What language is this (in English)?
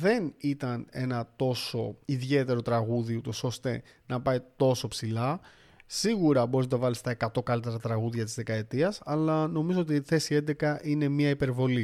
Greek